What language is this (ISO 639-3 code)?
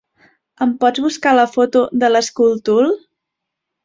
cat